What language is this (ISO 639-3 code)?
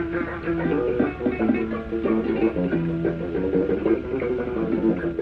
ara